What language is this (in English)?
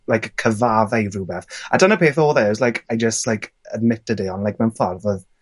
Welsh